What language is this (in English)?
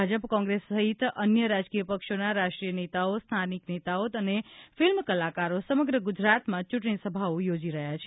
Gujarati